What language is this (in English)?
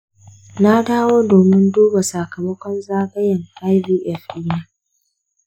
Hausa